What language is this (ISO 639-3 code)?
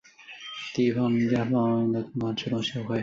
zho